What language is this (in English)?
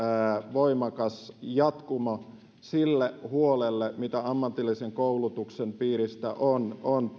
Finnish